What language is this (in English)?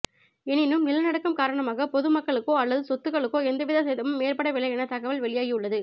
Tamil